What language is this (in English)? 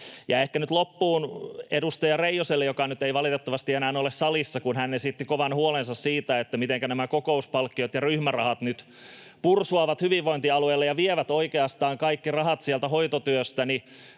Finnish